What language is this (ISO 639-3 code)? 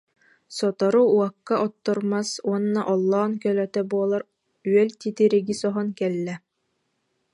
sah